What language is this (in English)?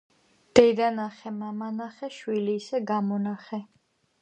Georgian